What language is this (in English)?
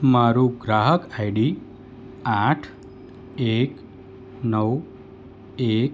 Gujarati